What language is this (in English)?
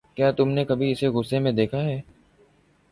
Urdu